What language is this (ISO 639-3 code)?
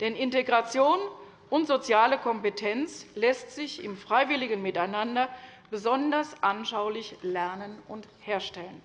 deu